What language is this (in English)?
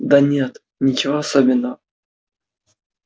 Russian